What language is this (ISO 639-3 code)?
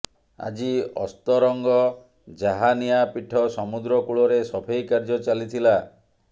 ori